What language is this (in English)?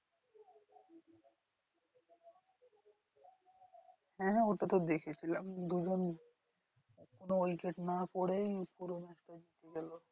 Bangla